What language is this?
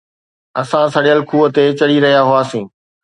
Sindhi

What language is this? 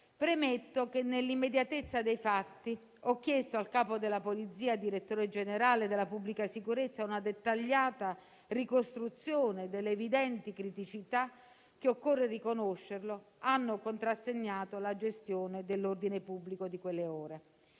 Italian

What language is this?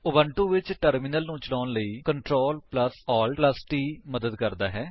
Punjabi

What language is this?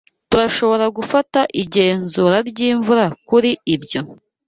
Kinyarwanda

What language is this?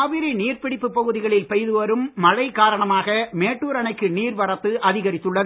Tamil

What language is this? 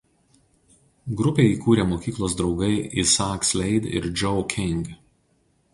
Lithuanian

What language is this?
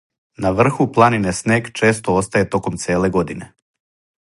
Serbian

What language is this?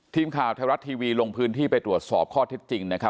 Thai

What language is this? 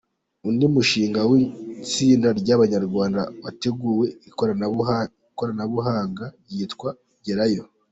Kinyarwanda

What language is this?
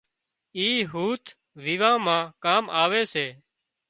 Wadiyara Koli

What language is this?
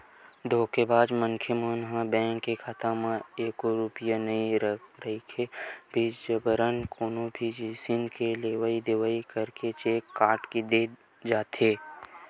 Chhattisgarhi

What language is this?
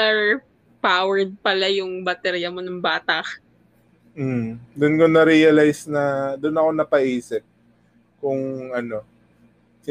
Filipino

